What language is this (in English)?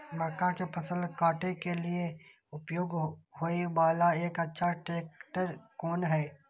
Maithili